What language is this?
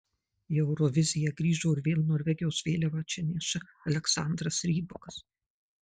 Lithuanian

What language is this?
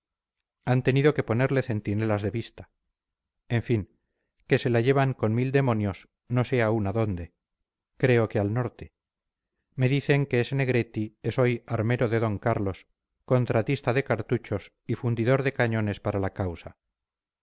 Spanish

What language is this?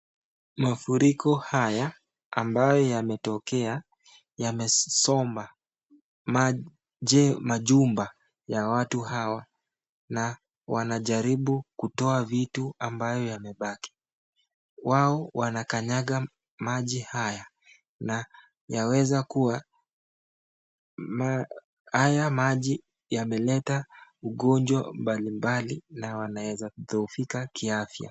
Swahili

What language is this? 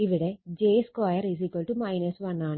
Malayalam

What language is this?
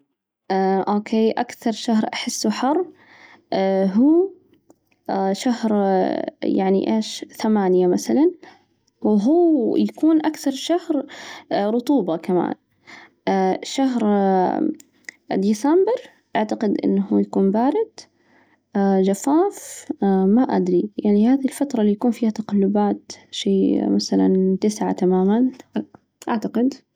Najdi Arabic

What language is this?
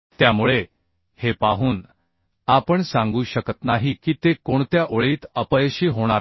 Marathi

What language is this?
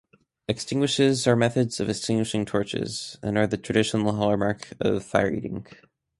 English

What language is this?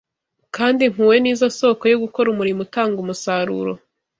Kinyarwanda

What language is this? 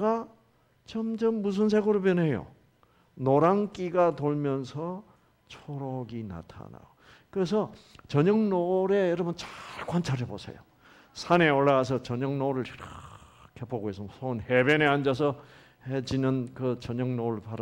Korean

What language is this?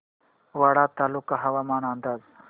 Marathi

